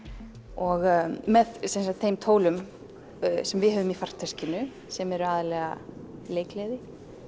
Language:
Icelandic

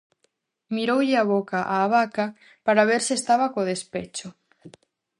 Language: Galician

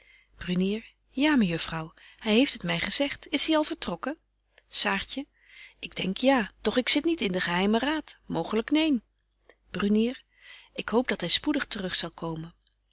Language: Dutch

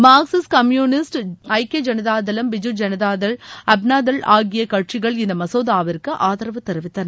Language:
Tamil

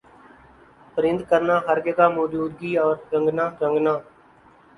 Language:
Urdu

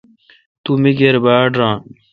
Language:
Kalkoti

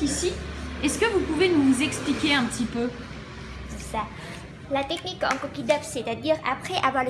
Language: French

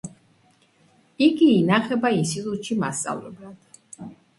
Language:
Georgian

